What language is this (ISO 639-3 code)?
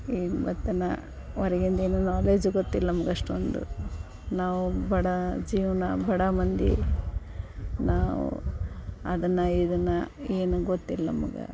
kan